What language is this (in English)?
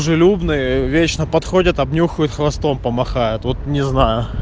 Russian